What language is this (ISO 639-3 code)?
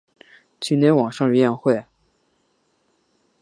zho